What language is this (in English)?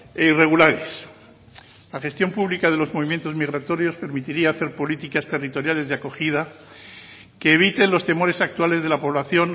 Spanish